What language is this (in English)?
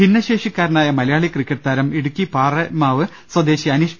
Malayalam